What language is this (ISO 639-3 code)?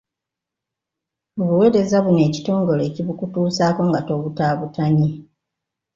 lug